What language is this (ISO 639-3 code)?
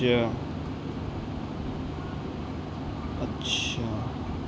urd